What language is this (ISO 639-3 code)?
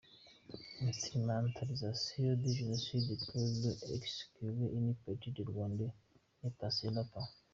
kin